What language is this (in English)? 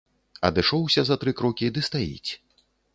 Belarusian